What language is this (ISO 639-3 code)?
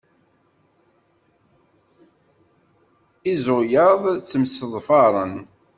kab